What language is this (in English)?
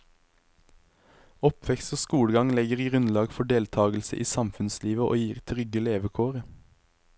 Norwegian